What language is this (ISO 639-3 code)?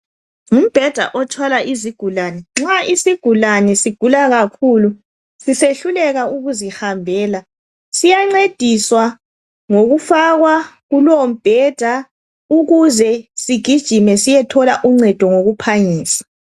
nde